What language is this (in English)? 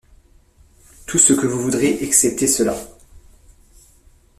French